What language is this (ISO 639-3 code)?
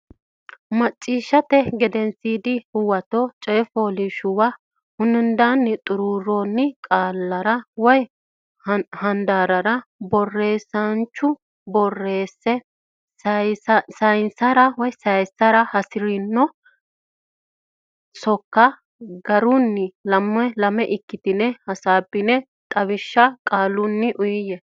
sid